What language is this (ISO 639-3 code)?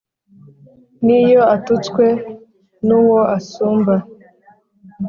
kin